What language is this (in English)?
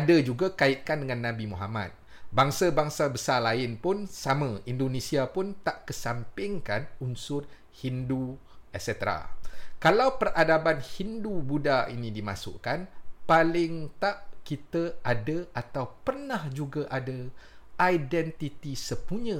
Malay